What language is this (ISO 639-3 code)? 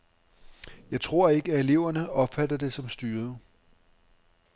dan